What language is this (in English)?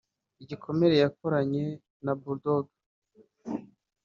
Kinyarwanda